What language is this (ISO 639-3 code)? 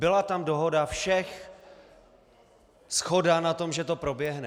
ces